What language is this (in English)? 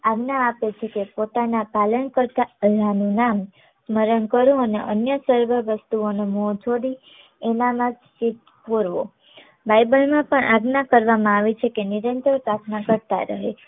Gujarati